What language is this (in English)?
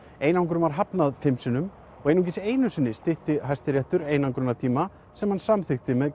Icelandic